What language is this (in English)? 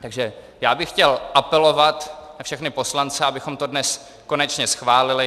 Czech